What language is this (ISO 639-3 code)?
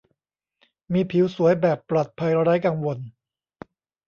tha